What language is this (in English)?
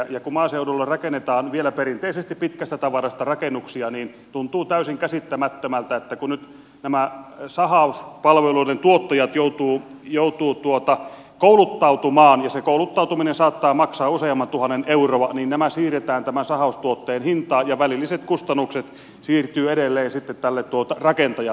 Finnish